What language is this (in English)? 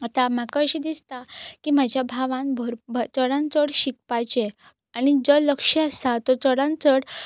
Konkani